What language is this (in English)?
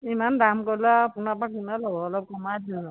Assamese